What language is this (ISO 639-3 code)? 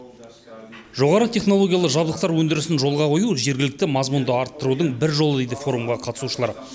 kaz